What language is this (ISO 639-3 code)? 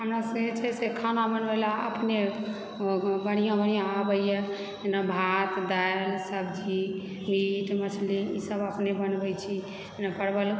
mai